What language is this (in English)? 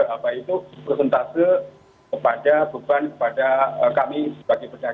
Indonesian